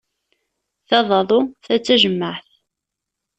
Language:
Kabyle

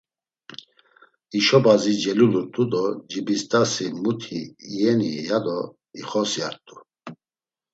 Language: Laz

